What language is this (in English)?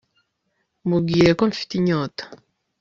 Kinyarwanda